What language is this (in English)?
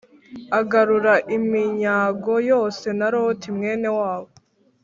Kinyarwanda